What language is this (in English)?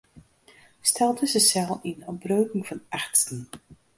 Western Frisian